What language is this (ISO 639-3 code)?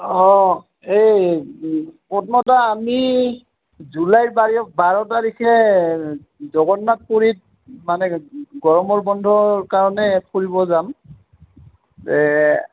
asm